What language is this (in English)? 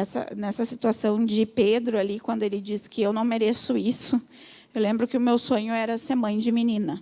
Portuguese